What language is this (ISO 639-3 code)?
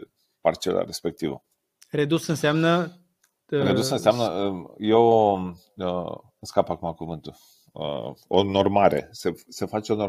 ron